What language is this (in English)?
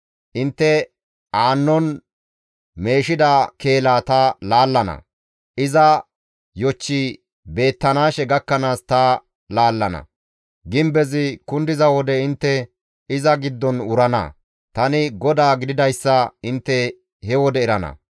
Gamo